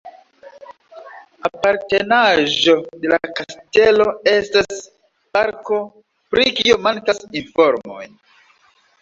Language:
Esperanto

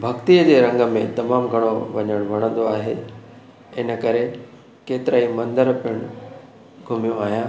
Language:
Sindhi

